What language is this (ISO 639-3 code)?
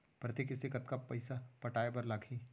hne